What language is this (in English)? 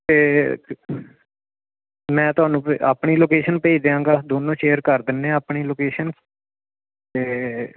Punjabi